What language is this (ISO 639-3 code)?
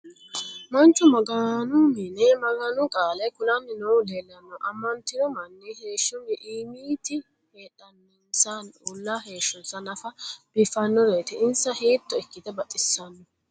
sid